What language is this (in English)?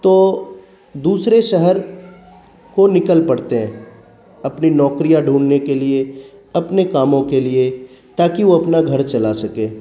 Urdu